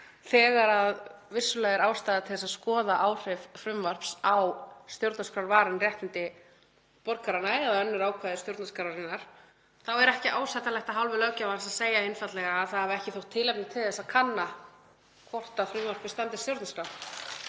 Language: Icelandic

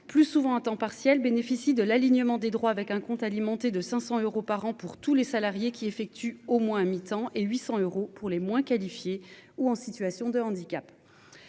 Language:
French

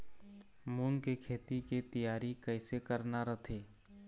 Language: Chhattisgarhi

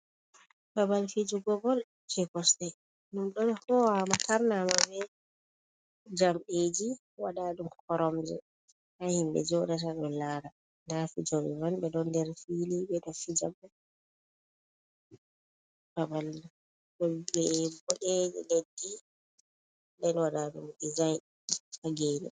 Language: Fula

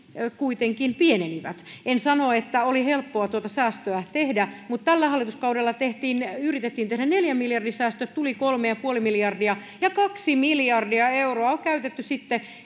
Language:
Finnish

